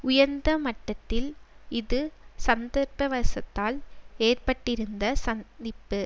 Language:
Tamil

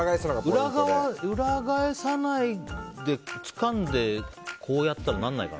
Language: Japanese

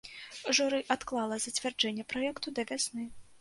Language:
Belarusian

